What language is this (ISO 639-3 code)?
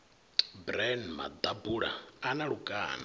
ven